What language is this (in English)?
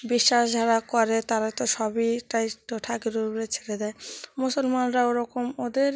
Bangla